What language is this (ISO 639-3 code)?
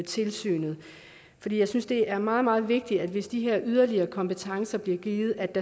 dan